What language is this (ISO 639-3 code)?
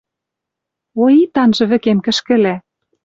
mrj